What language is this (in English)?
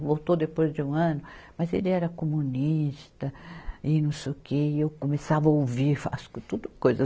Portuguese